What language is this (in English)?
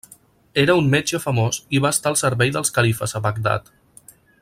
Catalan